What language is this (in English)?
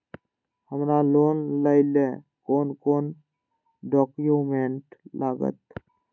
Maithili